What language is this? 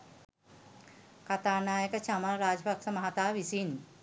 Sinhala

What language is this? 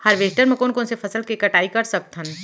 Chhattisgarhi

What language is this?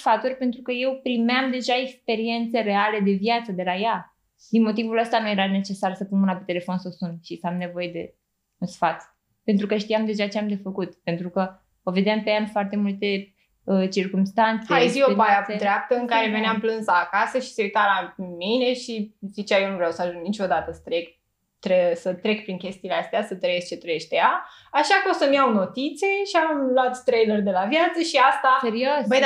Romanian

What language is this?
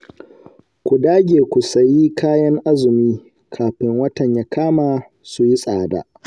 Hausa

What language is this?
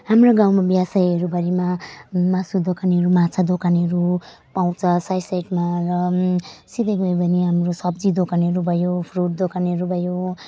Nepali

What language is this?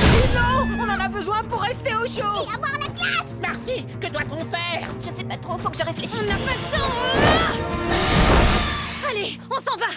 French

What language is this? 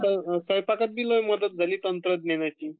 Marathi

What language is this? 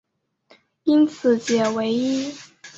Chinese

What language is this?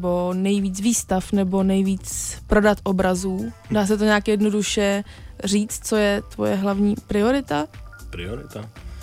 Czech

